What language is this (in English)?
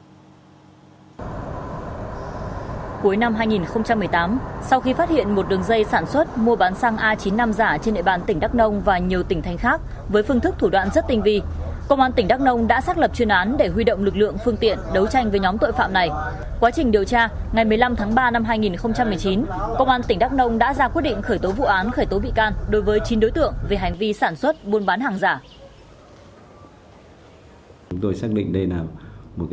Vietnamese